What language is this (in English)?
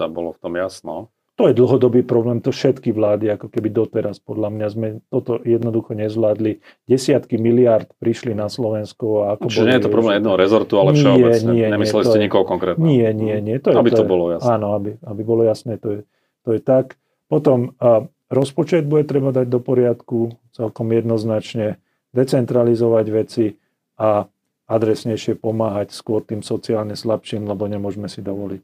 Slovak